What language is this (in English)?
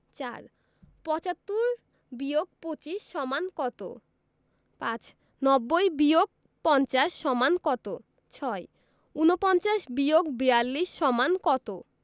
Bangla